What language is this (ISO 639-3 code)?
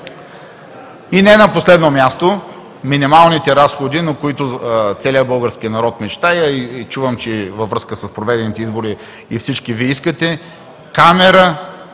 bul